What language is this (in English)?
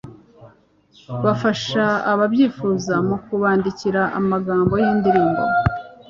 Kinyarwanda